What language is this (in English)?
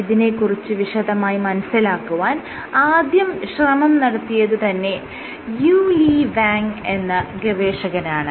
Malayalam